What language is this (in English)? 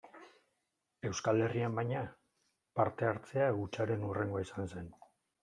Basque